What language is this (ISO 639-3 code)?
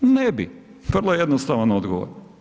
hrv